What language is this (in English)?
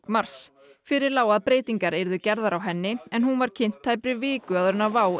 Icelandic